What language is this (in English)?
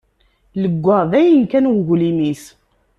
Kabyle